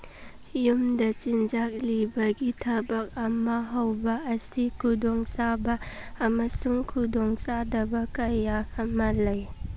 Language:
Manipuri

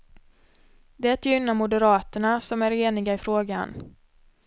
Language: Swedish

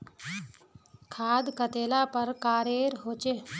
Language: Magahi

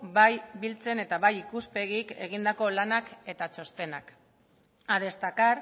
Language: Basque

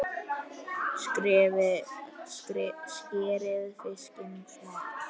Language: Icelandic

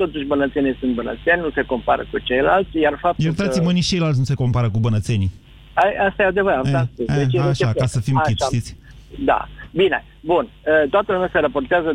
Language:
Romanian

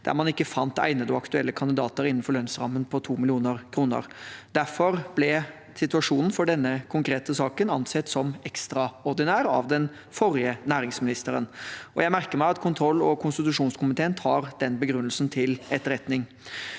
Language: Norwegian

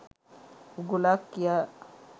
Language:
Sinhala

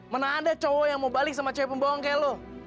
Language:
Indonesian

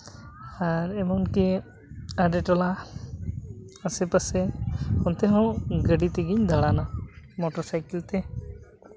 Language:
Santali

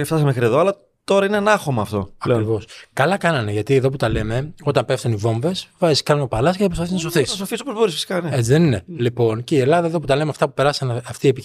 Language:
Greek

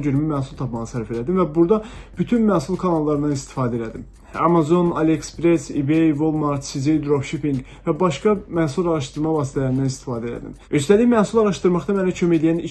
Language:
Turkish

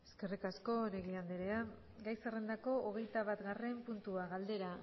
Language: Basque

